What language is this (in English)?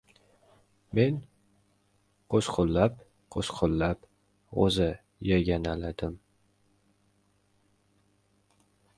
Uzbek